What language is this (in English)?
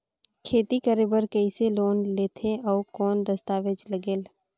Chhattisgarhi